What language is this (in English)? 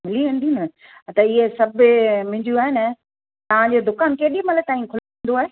Sindhi